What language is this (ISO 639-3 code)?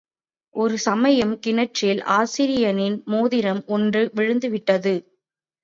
tam